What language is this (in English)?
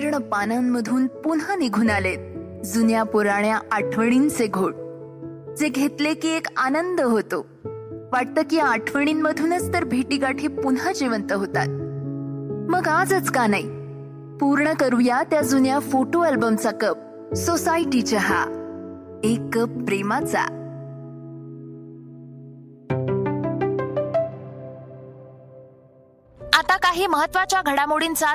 Marathi